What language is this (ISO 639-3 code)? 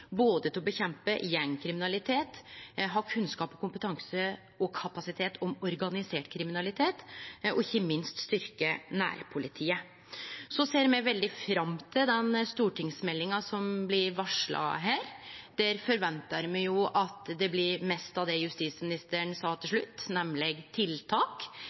nno